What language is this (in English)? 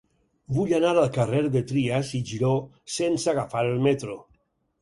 Catalan